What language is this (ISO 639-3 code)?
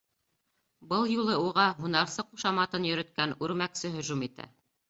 bak